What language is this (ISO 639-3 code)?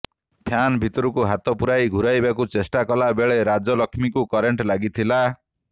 ori